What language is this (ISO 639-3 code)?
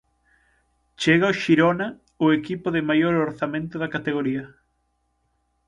glg